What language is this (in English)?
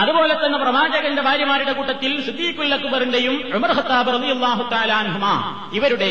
Malayalam